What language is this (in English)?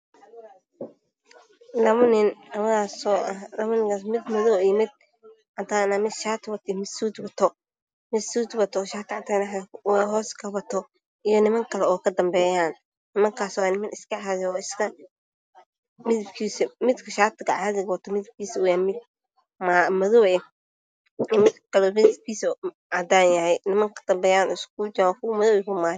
Somali